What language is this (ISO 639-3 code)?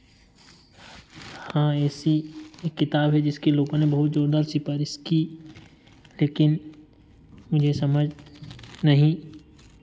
hin